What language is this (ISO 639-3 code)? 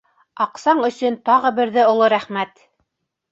bak